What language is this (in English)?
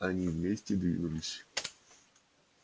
Russian